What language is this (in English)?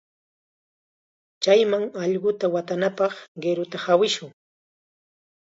Chiquián Ancash Quechua